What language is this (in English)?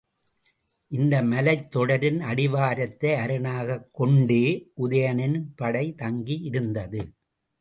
Tamil